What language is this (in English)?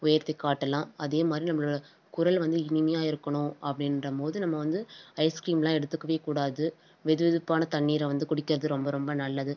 Tamil